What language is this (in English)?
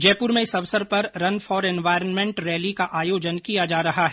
Hindi